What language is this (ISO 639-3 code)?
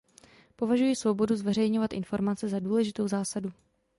ces